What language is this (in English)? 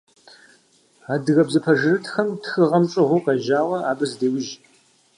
Kabardian